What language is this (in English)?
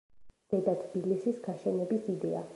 Georgian